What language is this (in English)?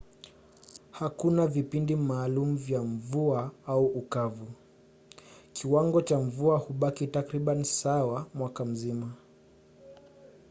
Swahili